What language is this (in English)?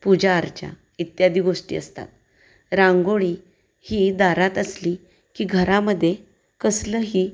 Marathi